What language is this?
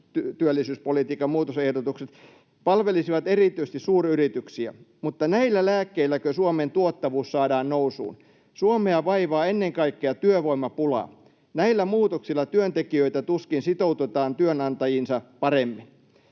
Finnish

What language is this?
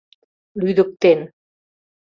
Mari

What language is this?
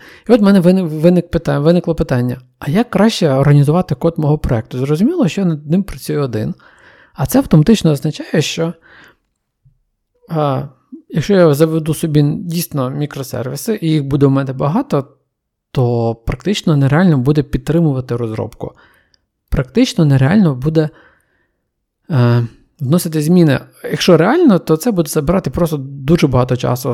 Ukrainian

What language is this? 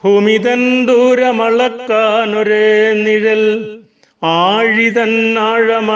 Malayalam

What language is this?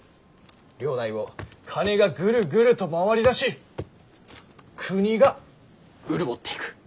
Japanese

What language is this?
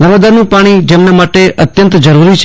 Gujarati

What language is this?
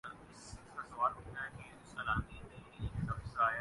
Urdu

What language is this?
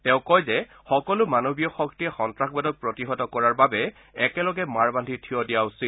Assamese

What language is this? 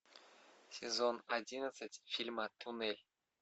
Russian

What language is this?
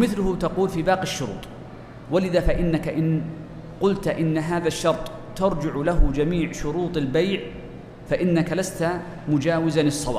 Arabic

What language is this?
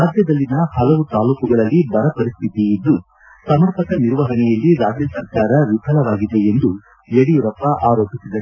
Kannada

